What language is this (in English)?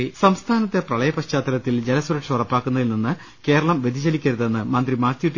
Malayalam